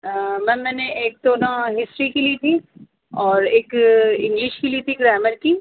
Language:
Urdu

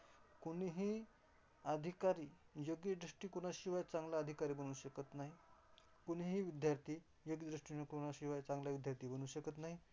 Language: Marathi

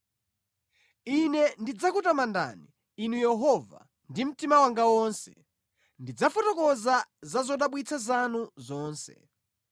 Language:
Nyanja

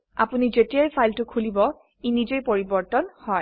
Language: Assamese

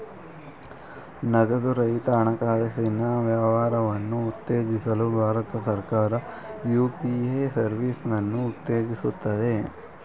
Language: Kannada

